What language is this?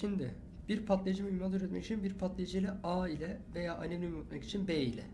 Turkish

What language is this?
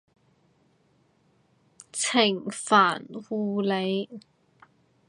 Cantonese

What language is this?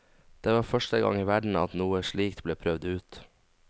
Norwegian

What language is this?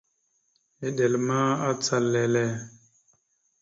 Mada (Cameroon)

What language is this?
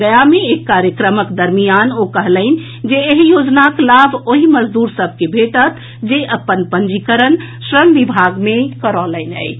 Maithili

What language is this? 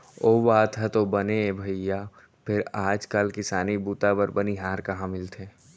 Chhattisgarhi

